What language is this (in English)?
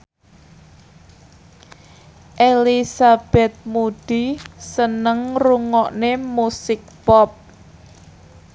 Javanese